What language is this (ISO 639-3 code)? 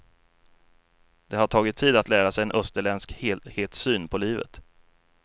swe